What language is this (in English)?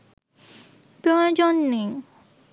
Bangla